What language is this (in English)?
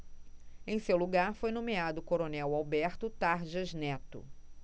Portuguese